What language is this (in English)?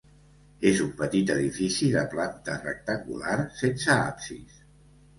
Catalan